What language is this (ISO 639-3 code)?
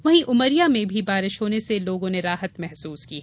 hin